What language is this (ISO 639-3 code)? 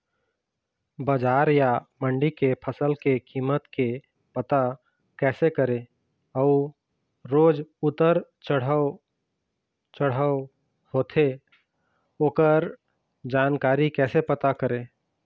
hne